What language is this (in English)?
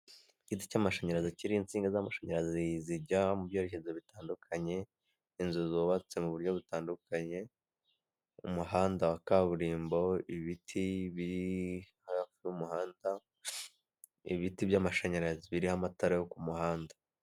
Kinyarwanda